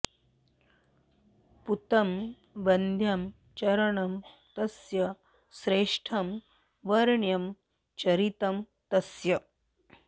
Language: Sanskrit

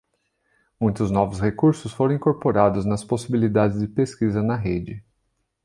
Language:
Portuguese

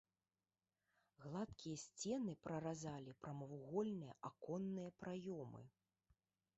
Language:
Belarusian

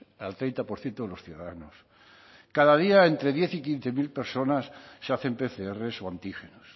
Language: Spanish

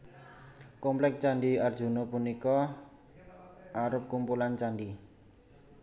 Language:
Javanese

